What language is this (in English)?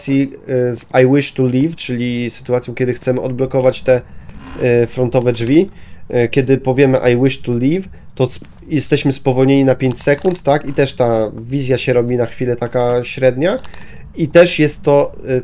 Polish